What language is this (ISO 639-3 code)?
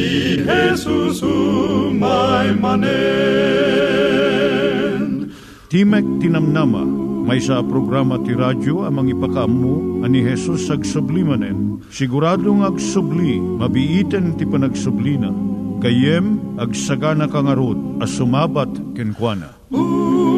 fil